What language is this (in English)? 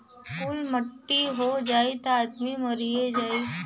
Bhojpuri